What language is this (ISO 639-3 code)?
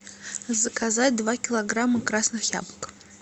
rus